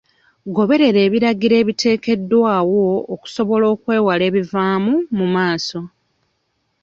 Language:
Ganda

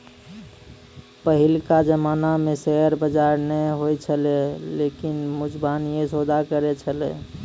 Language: Maithili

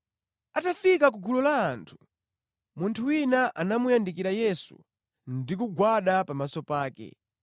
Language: Nyanja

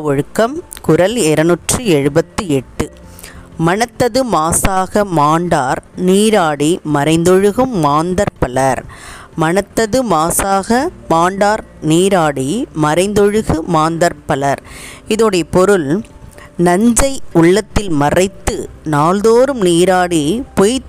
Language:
Tamil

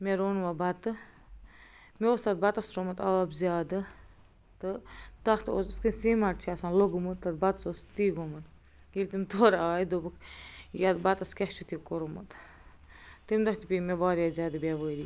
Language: Kashmiri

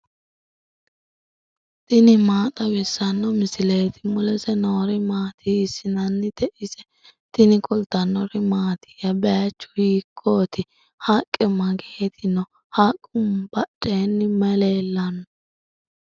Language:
Sidamo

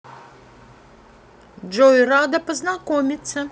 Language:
Russian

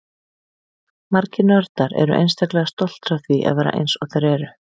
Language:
Icelandic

